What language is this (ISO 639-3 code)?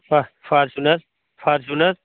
hin